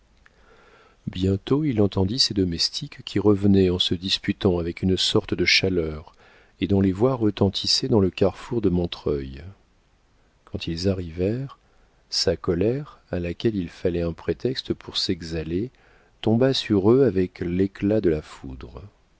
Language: French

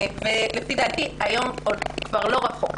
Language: Hebrew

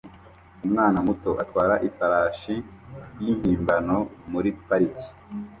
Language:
Kinyarwanda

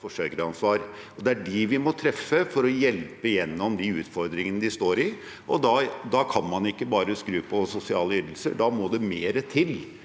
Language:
Norwegian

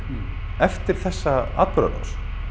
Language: Icelandic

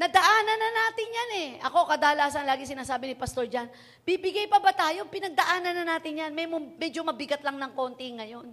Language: Filipino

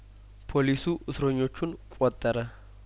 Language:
Amharic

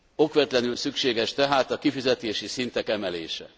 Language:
Hungarian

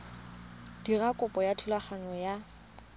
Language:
Tswana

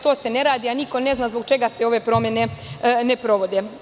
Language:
Serbian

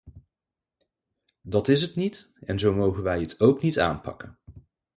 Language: Dutch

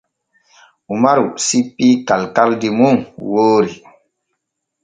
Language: Borgu Fulfulde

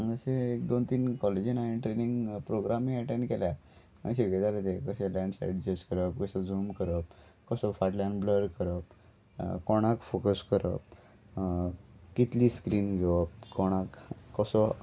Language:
Konkani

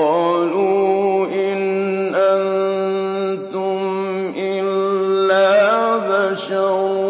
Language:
Arabic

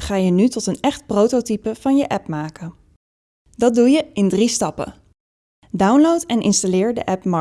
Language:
Dutch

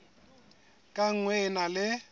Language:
Southern Sotho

